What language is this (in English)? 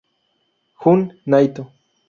Spanish